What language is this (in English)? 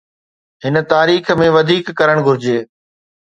Sindhi